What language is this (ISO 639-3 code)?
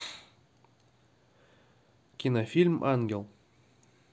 rus